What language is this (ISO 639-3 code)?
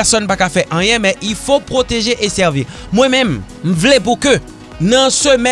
fra